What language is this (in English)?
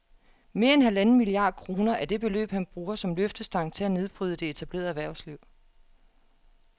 Danish